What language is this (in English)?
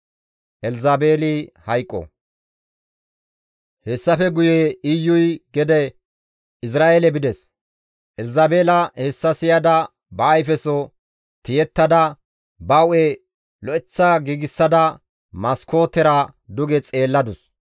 Gamo